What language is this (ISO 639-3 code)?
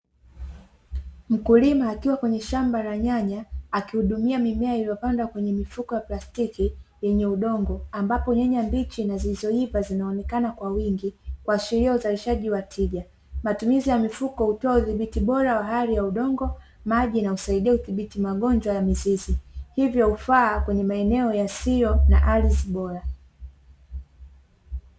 swa